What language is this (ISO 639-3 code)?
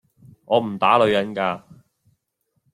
yue